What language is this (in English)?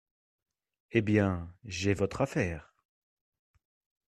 French